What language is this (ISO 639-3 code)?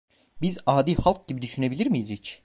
tur